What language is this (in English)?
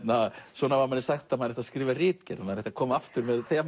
Icelandic